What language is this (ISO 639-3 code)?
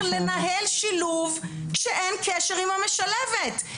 heb